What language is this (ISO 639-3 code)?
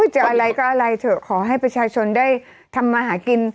tha